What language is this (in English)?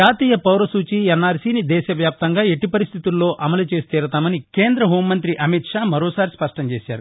Telugu